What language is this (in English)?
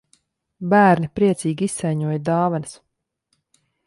Latvian